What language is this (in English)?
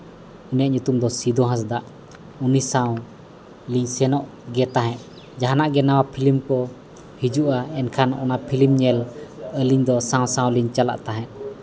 Santali